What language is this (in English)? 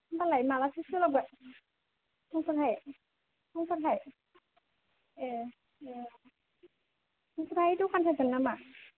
Bodo